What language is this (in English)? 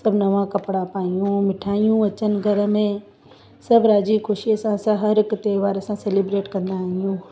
Sindhi